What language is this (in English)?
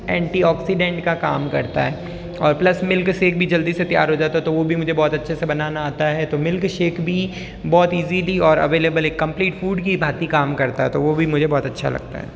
Hindi